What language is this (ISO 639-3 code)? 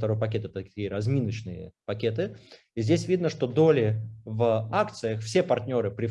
rus